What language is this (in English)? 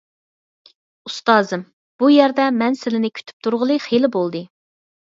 Uyghur